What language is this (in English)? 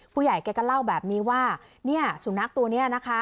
Thai